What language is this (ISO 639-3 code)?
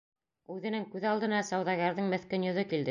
bak